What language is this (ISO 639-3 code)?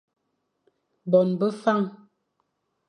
fan